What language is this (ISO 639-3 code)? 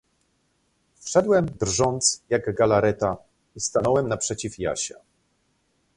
pol